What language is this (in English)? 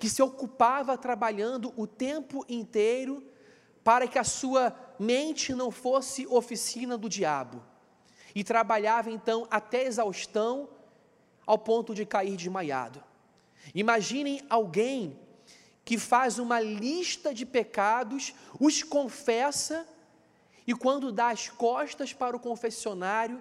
Portuguese